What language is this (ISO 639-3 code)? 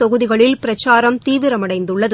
tam